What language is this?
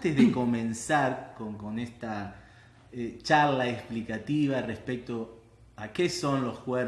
Spanish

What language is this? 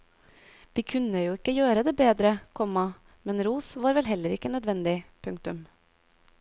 Norwegian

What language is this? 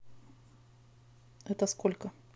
Russian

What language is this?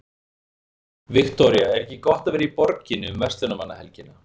Icelandic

